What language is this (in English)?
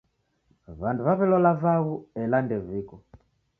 Taita